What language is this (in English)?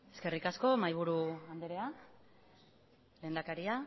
Basque